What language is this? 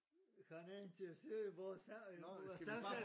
Danish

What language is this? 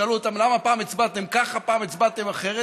Hebrew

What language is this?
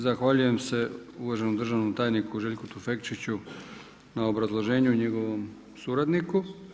Croatian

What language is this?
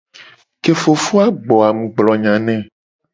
Gen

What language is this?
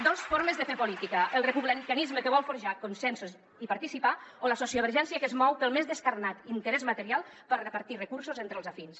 Catalan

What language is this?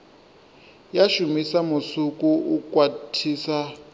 Venda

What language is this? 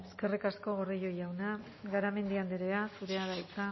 Basque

